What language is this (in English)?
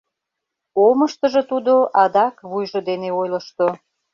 Mari